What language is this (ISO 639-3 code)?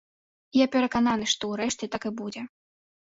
bel